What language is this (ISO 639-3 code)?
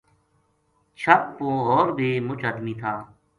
gju